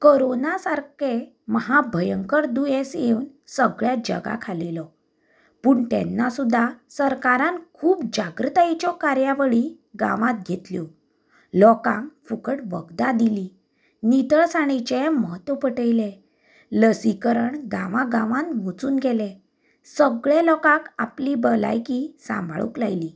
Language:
Konkani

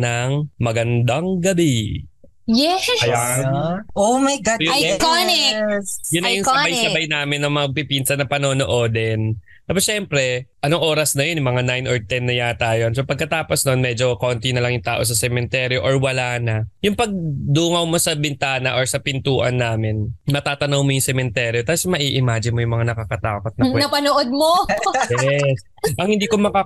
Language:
Filipino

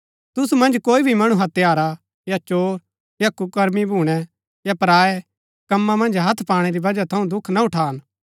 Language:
Gaddi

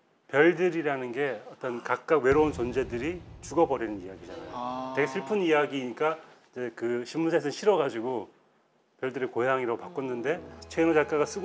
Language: Korean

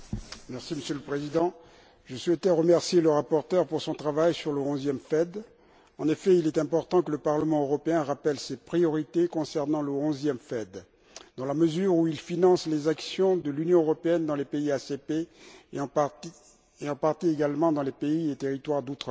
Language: French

